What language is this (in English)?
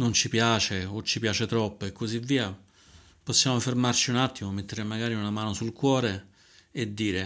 Italian